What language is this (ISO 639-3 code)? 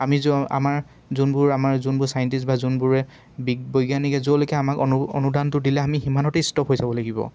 asm